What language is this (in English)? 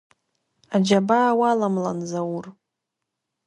Abkhazian